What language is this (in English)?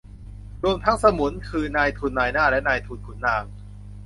Thai